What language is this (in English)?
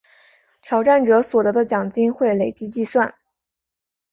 Chinese